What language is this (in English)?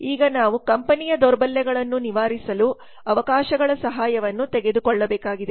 Kannada